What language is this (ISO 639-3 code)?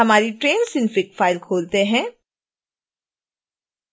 hin